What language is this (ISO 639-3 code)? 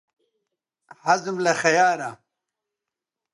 ckb